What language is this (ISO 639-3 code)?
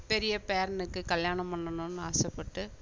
tam